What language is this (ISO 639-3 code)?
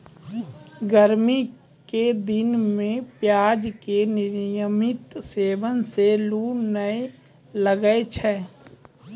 mai